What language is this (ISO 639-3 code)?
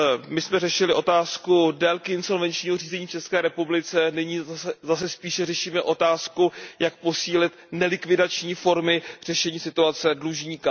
ces